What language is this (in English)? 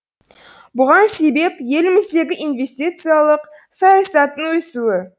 Kazakh